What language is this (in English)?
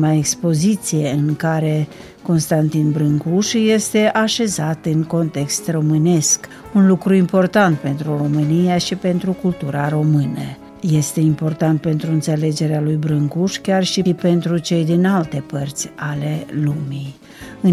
Romanian